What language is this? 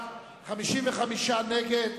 Hebrew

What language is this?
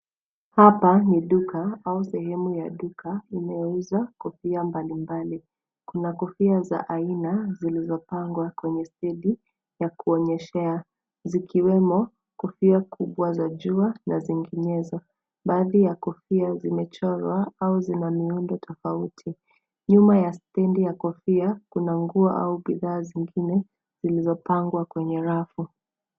Swahili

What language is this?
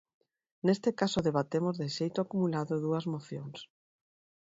Galician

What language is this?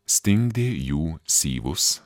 Lithuanian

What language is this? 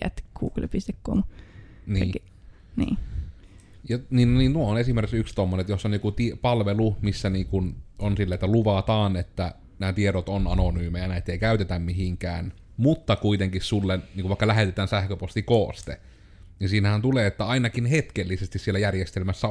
Finnish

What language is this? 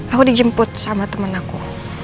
Indonesian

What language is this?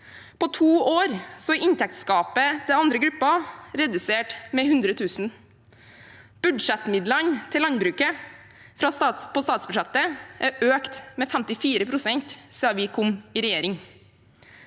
Norwegian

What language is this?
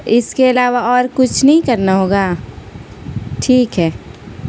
Urdu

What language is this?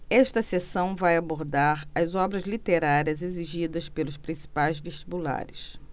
Portuguese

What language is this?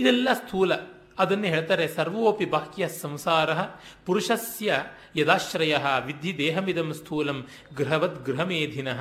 Kannada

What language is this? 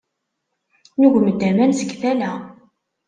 Kabyle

